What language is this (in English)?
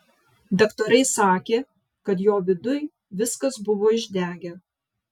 Lithuanian